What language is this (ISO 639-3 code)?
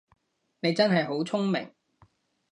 yue